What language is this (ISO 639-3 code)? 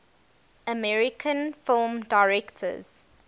eng